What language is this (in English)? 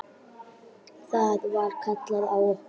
Icelandic